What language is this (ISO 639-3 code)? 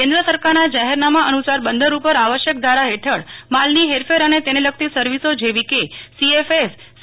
guj